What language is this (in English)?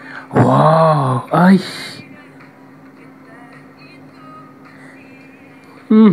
Indonesian